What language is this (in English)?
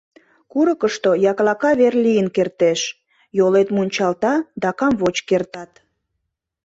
Mari